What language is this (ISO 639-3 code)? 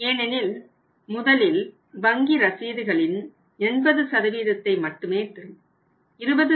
tam